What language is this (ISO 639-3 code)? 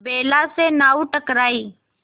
hin